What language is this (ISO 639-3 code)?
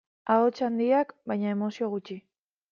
eus